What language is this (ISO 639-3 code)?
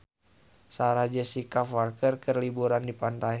sun